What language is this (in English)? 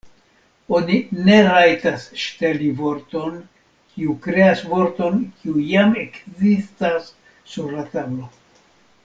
Esperanto